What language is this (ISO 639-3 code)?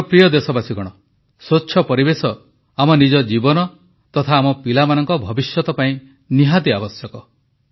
ori